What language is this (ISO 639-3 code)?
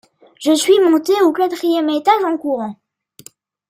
fra